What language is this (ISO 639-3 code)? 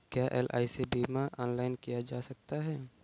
hin